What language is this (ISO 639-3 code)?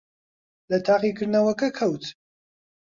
ckb